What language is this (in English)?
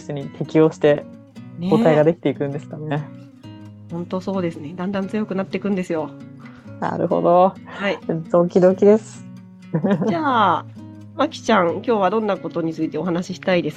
Japanese